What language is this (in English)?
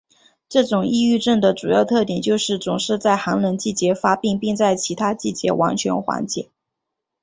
Chinese